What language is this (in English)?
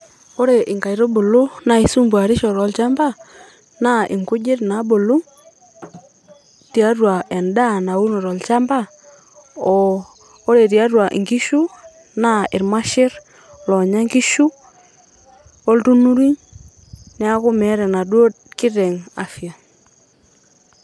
Masai